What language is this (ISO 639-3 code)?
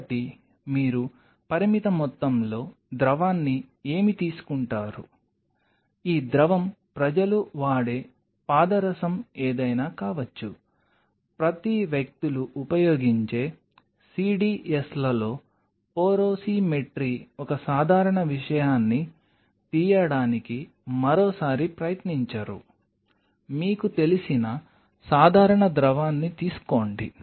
tel